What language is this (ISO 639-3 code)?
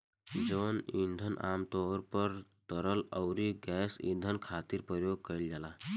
bho